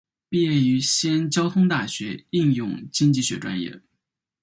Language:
Chinese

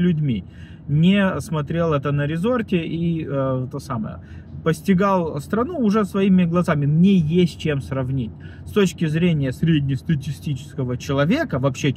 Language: Russian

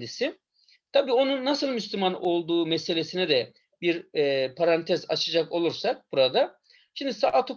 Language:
Turkish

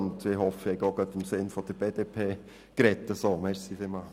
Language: Swiss German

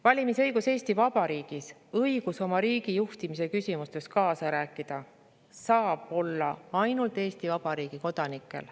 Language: Estonian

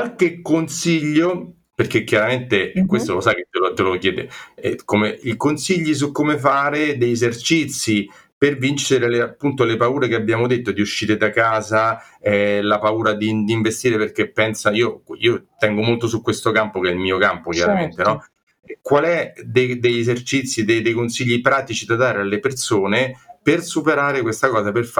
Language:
Italian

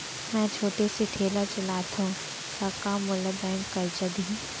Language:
Chhattisgarhi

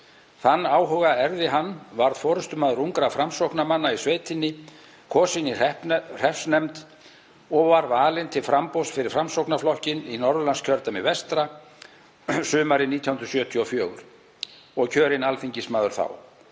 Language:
Icelandic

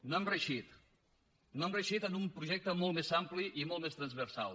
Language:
Catalan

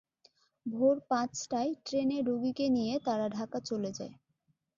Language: Bangla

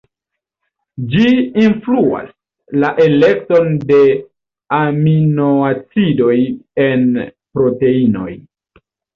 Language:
Esperanto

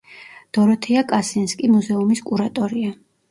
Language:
Georgian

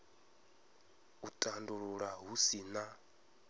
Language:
Venda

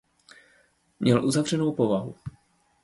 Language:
Czech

